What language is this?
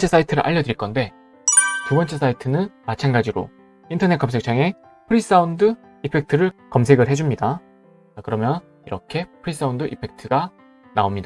Korean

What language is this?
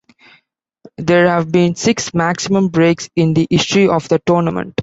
English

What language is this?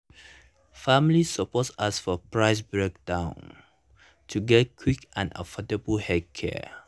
Nigerian Pidgin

